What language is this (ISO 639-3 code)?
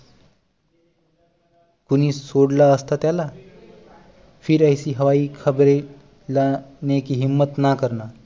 mar